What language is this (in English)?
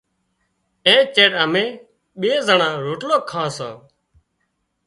Wadiyara Koli